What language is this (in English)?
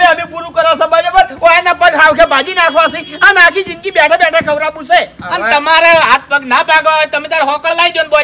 Gujarati